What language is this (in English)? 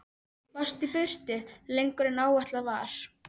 Icelandic